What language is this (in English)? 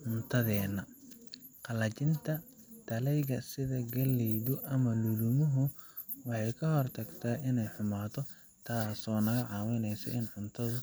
Somali